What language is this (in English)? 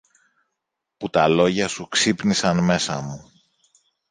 Greek